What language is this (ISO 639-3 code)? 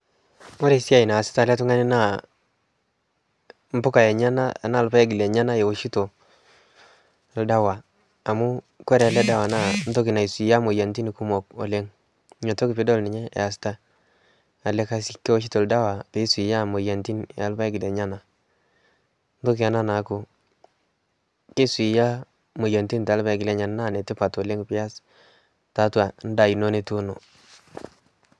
mas